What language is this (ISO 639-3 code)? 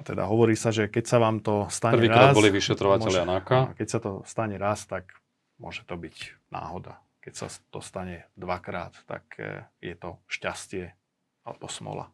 slk